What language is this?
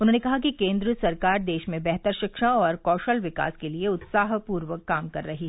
Hindi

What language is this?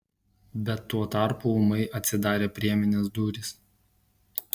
Lithuanian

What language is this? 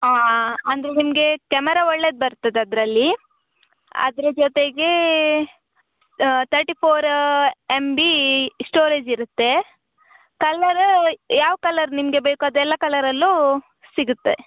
Kannada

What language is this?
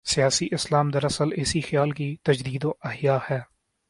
Urdu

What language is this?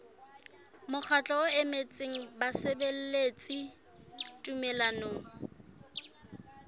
Southern Sotho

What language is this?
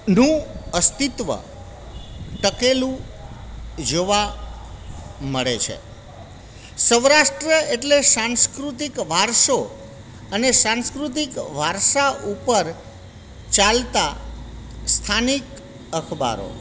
Gujarati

